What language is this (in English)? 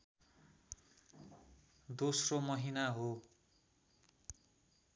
Nepali